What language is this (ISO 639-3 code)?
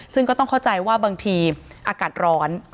tha